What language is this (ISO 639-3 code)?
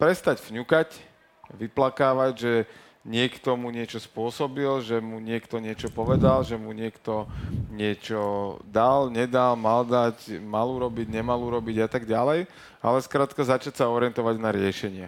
slk